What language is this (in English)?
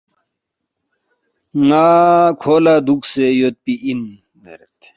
Balti